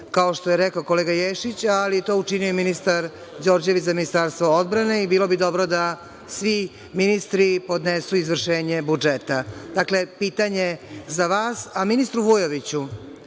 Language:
Serbian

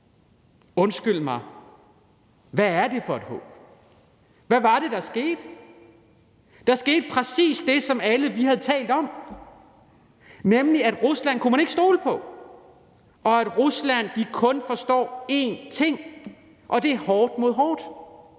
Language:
Danish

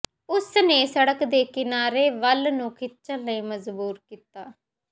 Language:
Punjabi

